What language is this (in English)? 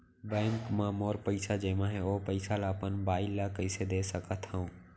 Chhattisgarhi